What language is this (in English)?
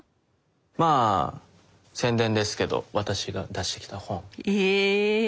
Japanese